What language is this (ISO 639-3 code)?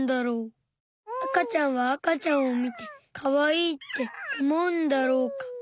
jpn